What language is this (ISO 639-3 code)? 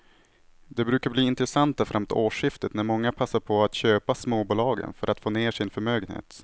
swe